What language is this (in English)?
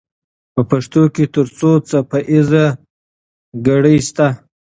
Pashto